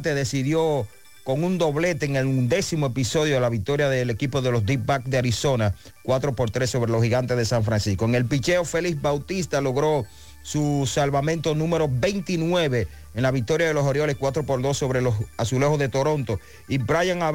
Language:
Spanish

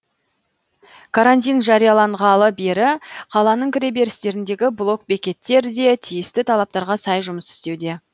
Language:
Kazakh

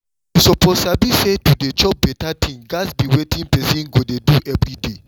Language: Nigerian Pidgin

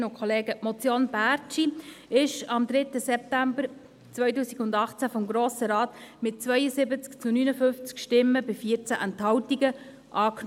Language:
Swiss German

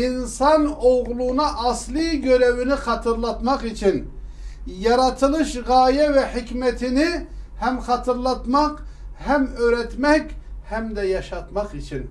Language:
Turkish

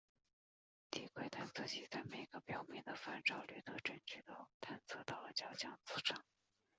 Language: Chinese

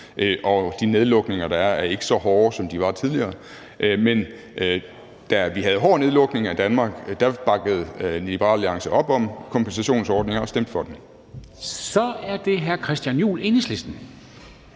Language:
Danish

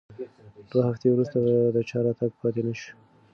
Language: Pashto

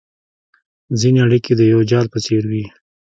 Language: Pashto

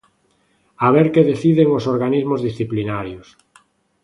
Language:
Galician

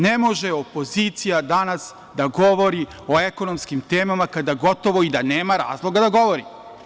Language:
Serbian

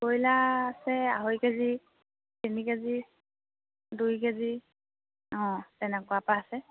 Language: Assamese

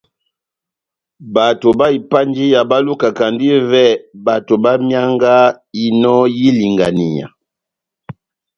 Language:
Batanga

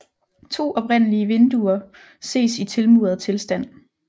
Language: Danish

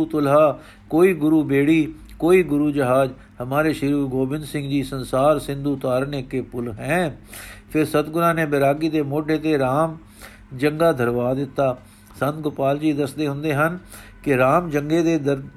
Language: Punjabi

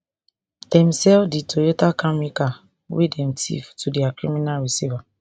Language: Nigerian Pidgin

